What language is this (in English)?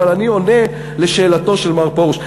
Hebrew